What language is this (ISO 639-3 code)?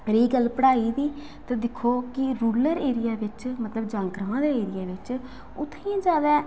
doi